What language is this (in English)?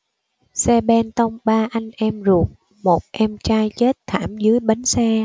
Vietnamese